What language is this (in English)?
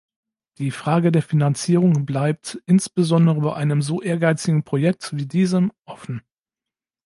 German